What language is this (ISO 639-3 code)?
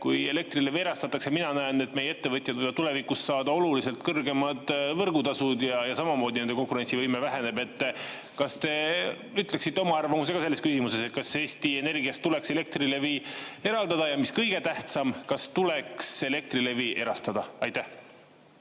est